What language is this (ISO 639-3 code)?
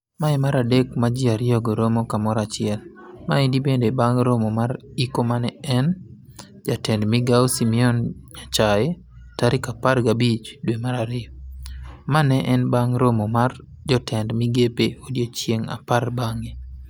luo